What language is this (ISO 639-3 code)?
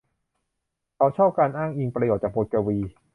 tha